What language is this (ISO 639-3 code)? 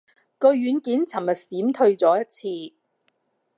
yue